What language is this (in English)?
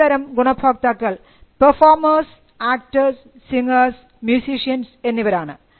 Malayalam